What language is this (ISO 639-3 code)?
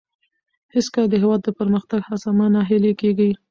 pus